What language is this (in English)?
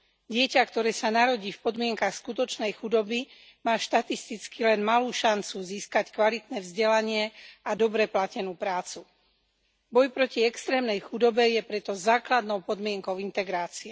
Slovak